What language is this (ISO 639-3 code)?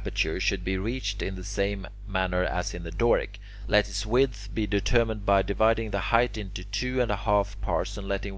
eng